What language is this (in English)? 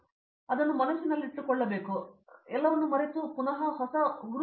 Kannada